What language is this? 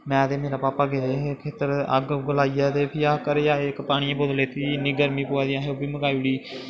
Dogri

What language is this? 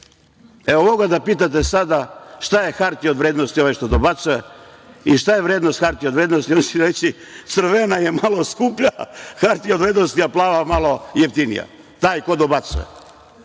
Serbian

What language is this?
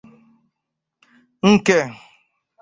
Igbo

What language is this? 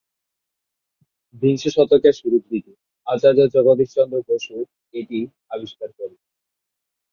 Bangla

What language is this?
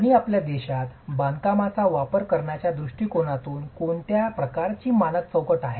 Marathi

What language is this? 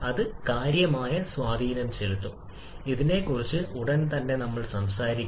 Malayalam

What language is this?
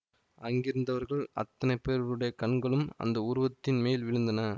Tamil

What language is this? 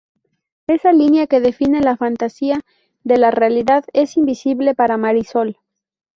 Spanish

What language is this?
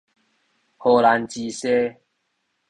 Min Nan Chinese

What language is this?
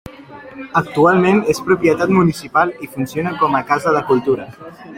Catalan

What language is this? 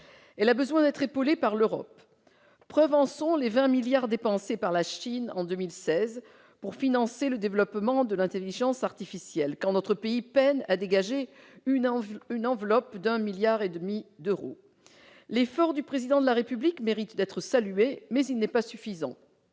French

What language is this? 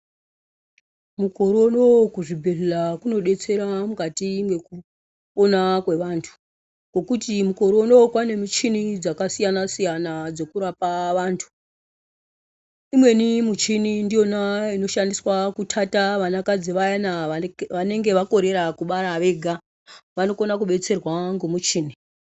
Ndau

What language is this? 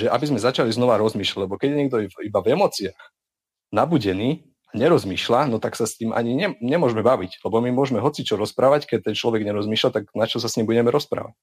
Slovak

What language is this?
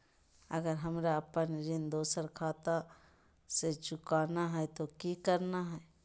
Magahi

